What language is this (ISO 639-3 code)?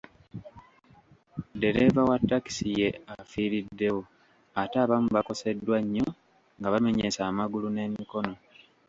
lug